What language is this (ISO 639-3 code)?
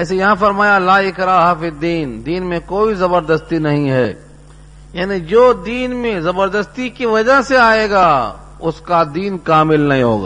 urd